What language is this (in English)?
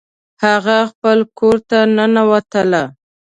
Pashto